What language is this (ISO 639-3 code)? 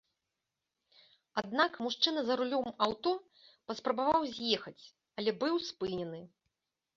bel